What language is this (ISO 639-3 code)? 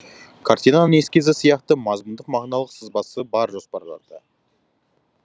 kaz